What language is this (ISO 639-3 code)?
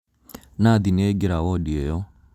kik